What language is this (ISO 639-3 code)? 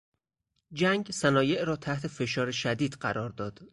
fas